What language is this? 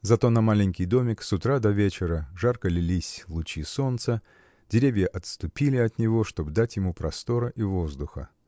Russian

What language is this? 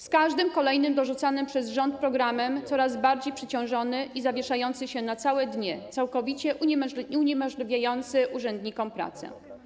Polish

